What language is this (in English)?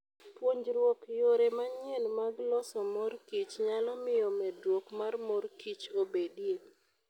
Luo (Kenya and Tanzania)